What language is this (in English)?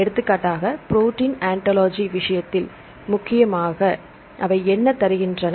Tamil